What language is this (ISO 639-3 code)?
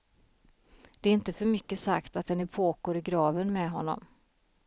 swe